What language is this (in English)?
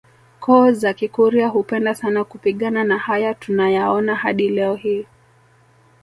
Swahili